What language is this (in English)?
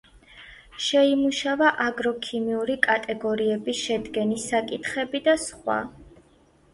Georgian